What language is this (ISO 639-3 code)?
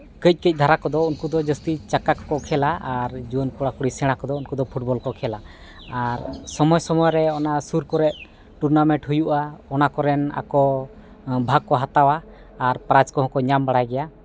sat